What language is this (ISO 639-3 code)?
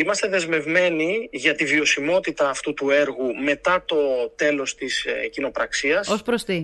ell